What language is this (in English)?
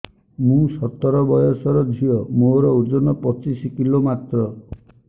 Odia